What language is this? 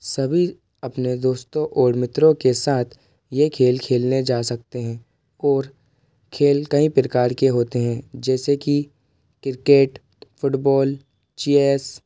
Hindi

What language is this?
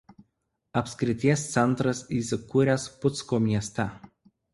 Lithuanian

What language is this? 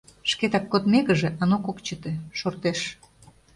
Mari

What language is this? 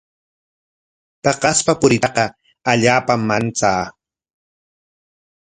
Corongo Ancash Quechua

